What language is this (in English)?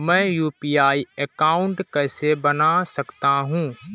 Hindi